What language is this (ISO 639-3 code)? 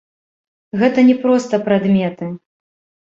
bel